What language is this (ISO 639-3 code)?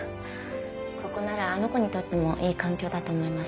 jpn